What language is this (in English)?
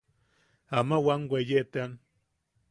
Yaqui